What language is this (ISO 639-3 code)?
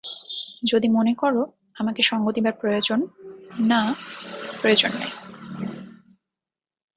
ben